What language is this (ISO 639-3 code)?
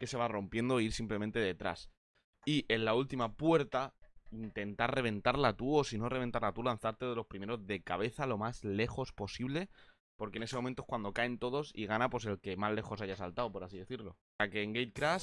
spa